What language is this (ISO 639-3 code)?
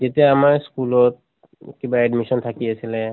asm